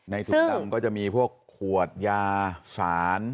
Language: Thai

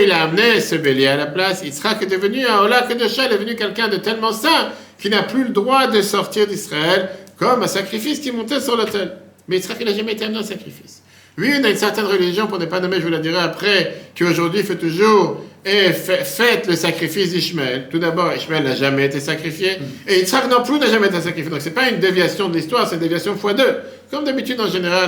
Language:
French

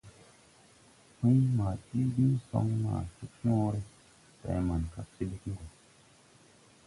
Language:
Tupuri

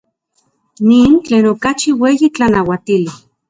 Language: Central Puebla Nahuatl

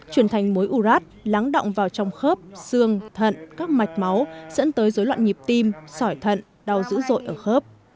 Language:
Vietnamese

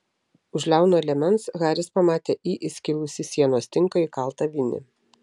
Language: Lithuanian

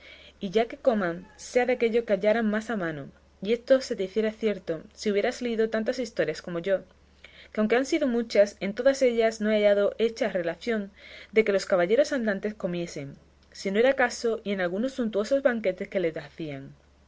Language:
Spanish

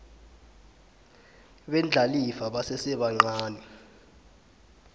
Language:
South Ndebele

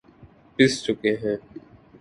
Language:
Urdu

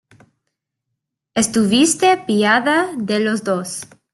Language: Spanish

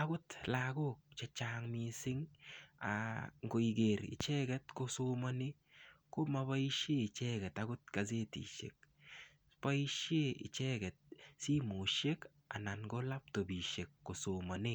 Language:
Kalenjin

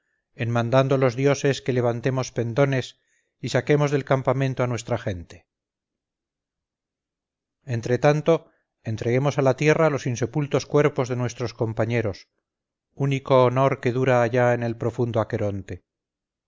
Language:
Spanish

